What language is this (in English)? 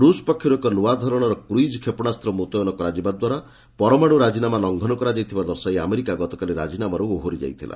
Odia